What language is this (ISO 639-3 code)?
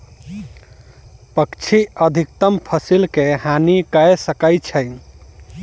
mai